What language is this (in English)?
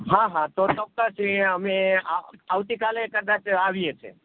Gujarati